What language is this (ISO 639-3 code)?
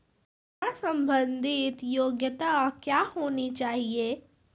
mai